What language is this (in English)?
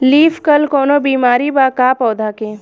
Bhojpuri